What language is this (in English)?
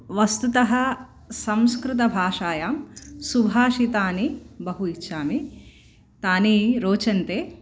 Sanskrit